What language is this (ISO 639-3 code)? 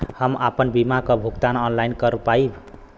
bho